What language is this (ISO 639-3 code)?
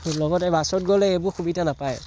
asm